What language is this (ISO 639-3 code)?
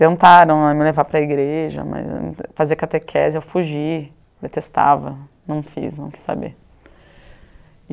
por